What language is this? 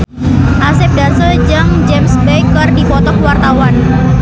Sundanese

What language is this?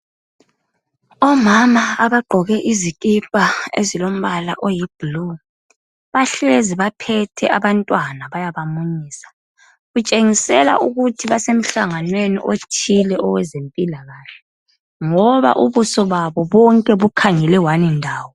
North Ndebele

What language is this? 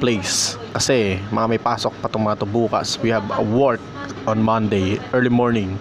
Filipino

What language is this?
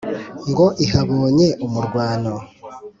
Kinyarwanda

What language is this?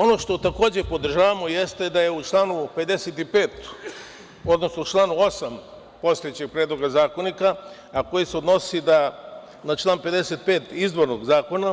Serbian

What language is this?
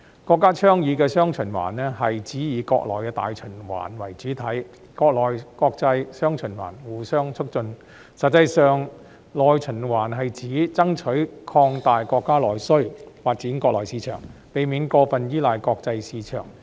Cantonese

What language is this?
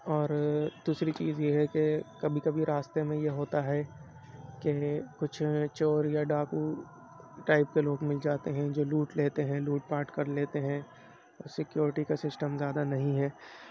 Urdu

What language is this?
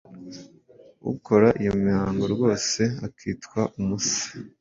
Kinyarwanda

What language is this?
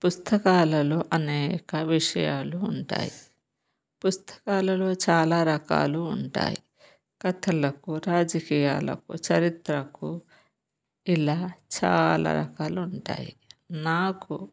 Telugu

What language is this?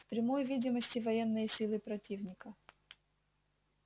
Russian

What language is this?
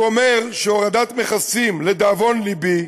Hebrew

